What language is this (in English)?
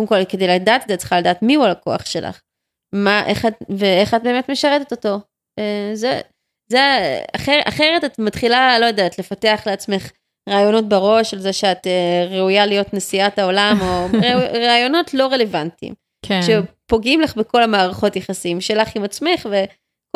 Hebrew